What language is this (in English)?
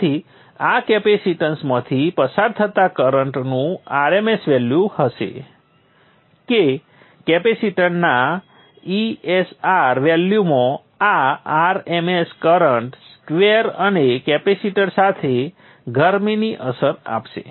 Gujarati